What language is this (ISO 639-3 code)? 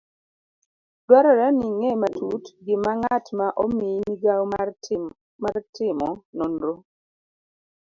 luo